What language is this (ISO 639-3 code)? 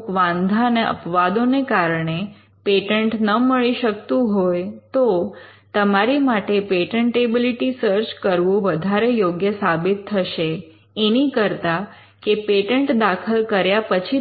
guj